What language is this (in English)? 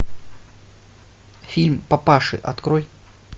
Russian